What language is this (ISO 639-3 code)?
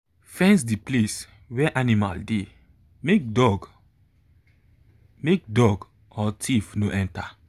pcm